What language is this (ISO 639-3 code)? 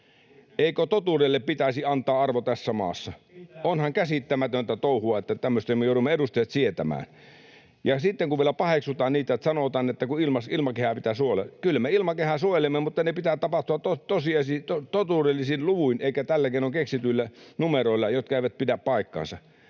fin